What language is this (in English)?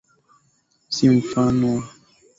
Swahili